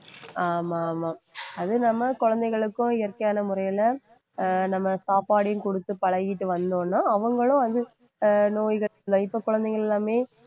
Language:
Tamil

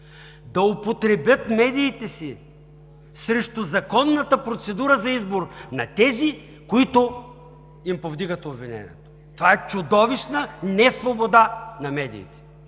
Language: Bulgarian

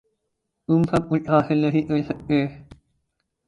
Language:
Urdu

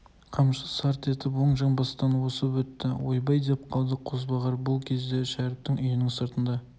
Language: Kazakh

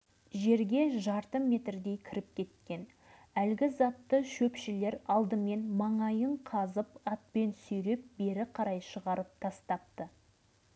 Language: Kazakh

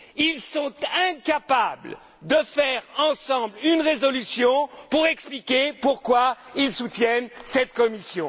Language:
French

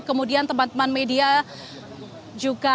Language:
Indonesian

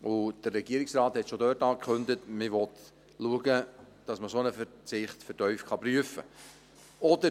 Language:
Swiss German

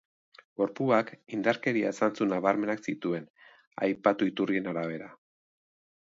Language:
Basque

